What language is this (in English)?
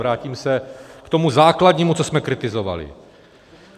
Czech